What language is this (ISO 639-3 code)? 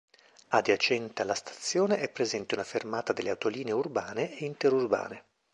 ita